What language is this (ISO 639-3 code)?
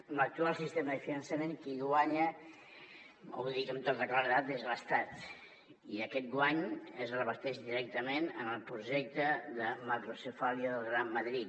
cat